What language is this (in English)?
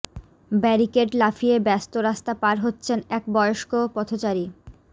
Bangla